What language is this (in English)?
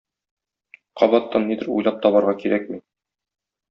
Tatar